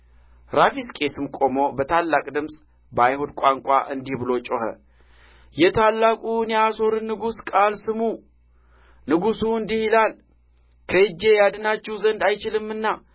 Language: Amharic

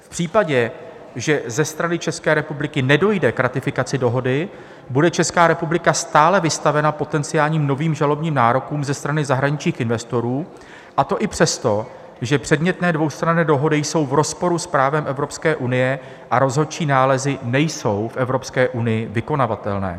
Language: Czech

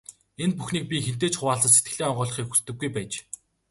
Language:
Mongolian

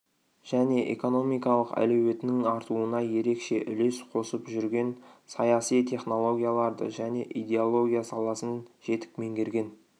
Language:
Kazakh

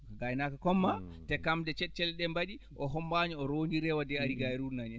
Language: Fula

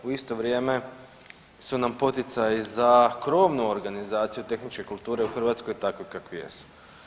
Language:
Croatian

